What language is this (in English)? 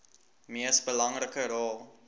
Afrikaans